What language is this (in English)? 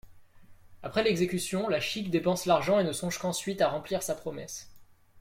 French